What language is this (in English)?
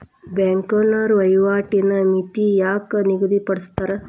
Kannada